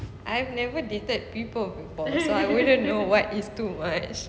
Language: English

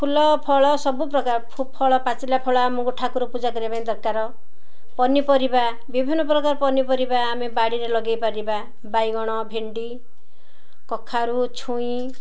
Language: Odia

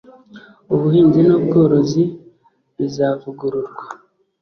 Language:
Kinyarwanda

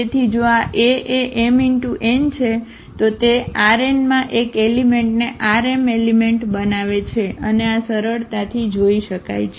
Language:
Gujarati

